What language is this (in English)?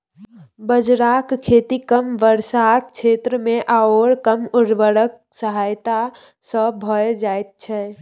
Maithili